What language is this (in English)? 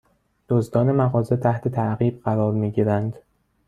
Persian